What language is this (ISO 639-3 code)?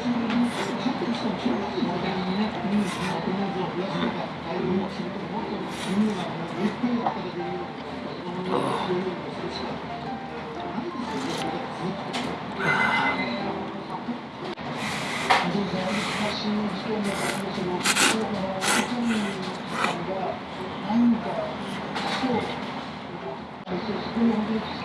jpn